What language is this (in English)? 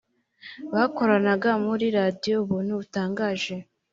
Kinyarwanda